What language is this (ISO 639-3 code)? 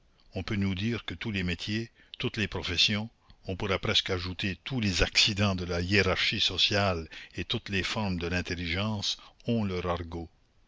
fra